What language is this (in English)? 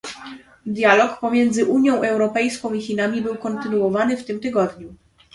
Polish